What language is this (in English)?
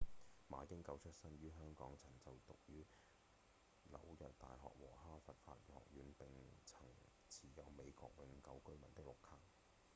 Cantonese